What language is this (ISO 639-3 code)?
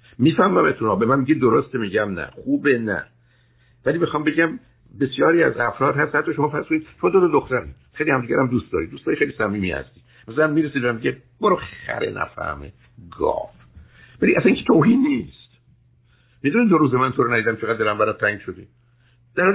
fas